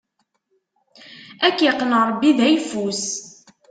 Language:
Kabyle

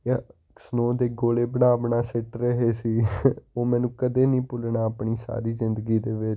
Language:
Punjabi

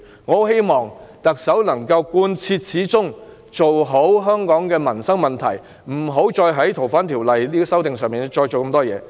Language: Cantonese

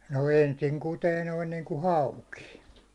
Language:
Finnish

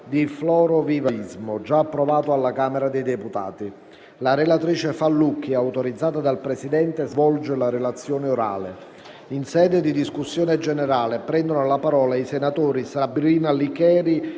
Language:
Italian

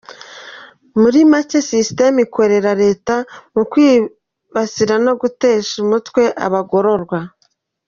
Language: Kinyarwanda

